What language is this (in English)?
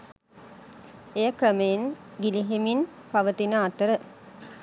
Sinhala